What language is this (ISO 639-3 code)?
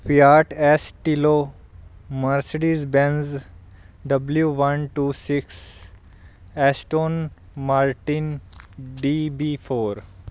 pan